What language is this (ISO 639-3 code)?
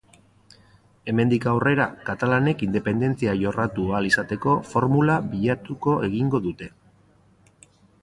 eus